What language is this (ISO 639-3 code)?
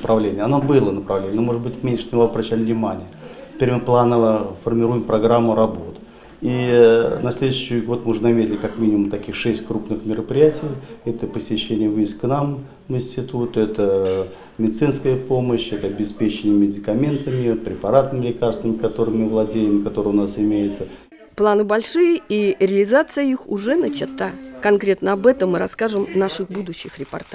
rus